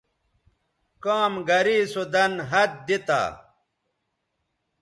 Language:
Bateri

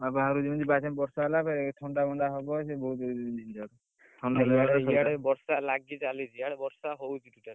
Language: Odia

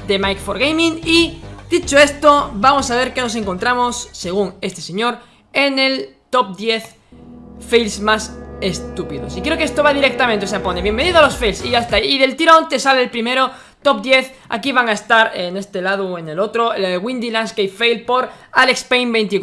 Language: Spanish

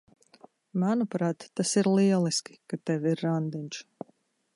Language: Latvian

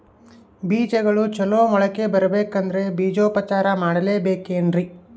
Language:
Kannada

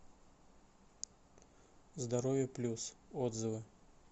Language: Russian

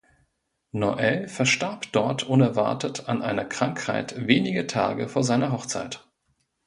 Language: German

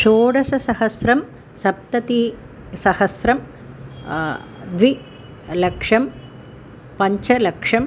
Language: Sanskrit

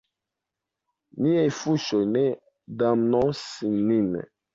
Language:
Esperanto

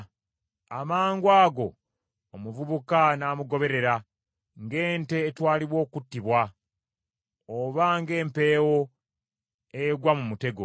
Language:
Ganda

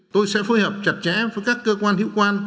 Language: Vietnamese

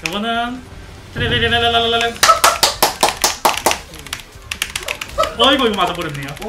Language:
Korean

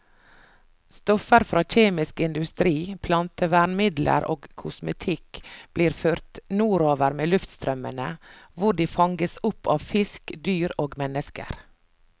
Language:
Norwegian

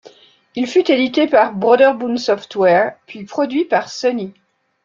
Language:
French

